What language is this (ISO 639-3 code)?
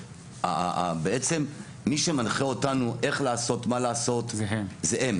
heb